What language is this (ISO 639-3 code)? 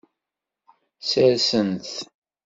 kab